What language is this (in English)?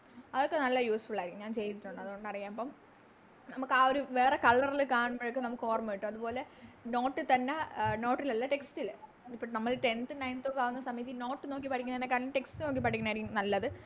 Malayalam